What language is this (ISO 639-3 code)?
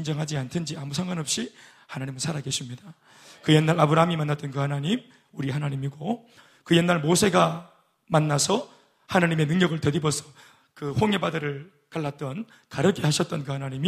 kor